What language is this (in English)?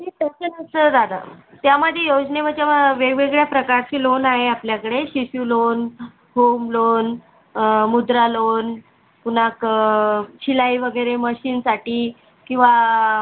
Marathi